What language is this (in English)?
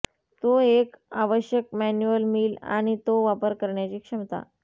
Marathi